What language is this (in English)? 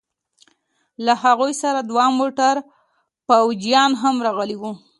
Pashto